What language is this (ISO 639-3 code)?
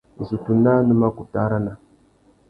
bag